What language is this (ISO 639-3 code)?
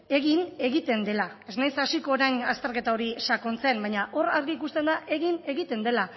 eus